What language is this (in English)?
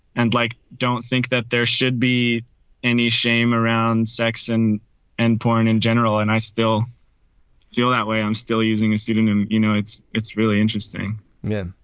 English